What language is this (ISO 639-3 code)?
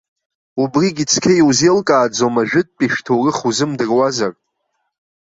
abk